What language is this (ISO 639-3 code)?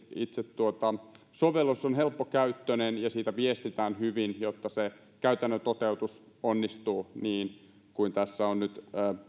fin